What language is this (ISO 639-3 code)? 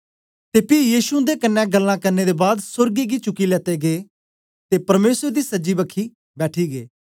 doi